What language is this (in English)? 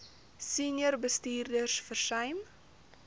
Afrikaans